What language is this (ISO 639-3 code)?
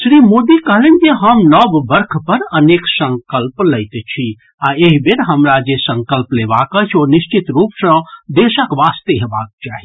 mai